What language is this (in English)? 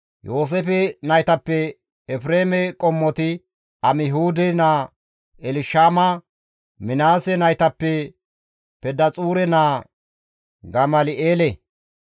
Gamo